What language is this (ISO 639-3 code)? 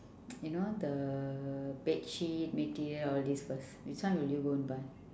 eng